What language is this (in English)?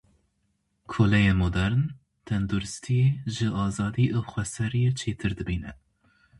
Kurdish